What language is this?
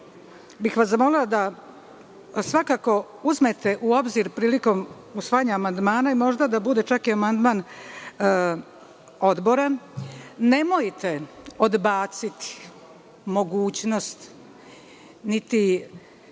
Serbian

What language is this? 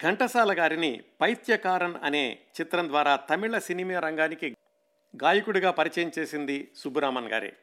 Telugu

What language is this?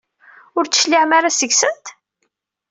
Kabyle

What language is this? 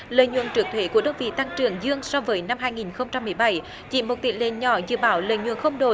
Vietnamese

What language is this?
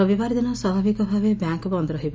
Odia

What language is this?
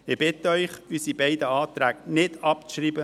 Swiss German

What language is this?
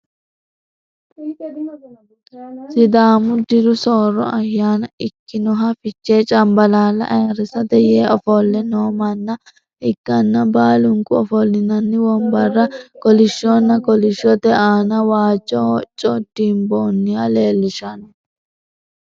Sidamo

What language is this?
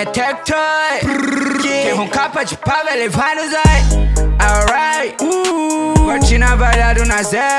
Portuguese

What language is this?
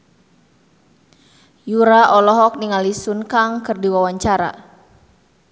Sundanese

